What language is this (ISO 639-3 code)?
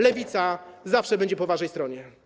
pol